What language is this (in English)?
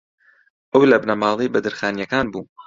Central Kurdish